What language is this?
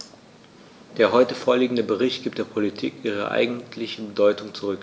German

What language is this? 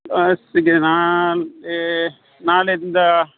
Kannada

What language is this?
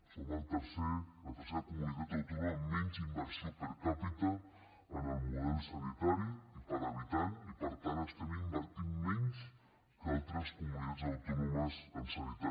Catalan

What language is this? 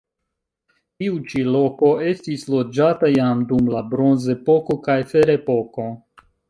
Esperanto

